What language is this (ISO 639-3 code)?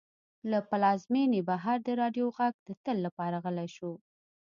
pus